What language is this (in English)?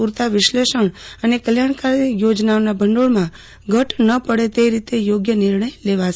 Gujarati